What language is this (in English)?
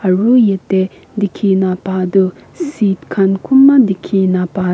Naga Pidgin